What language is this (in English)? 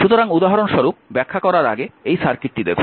Bangla